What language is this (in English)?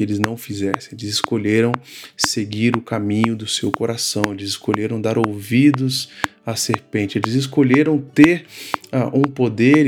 Portuguese